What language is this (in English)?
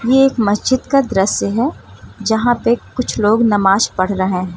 Hindi